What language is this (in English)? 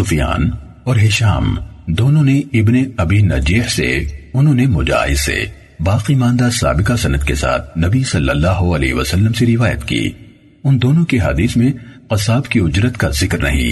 Urdu